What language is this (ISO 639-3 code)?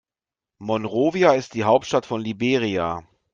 deu